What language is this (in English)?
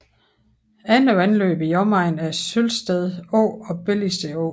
Danish